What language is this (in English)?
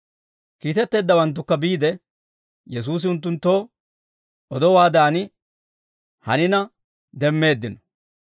Dawro